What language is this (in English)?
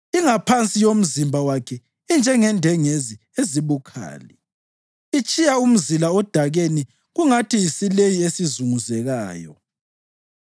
North Ndebele